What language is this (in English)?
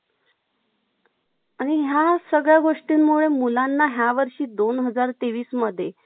Marathi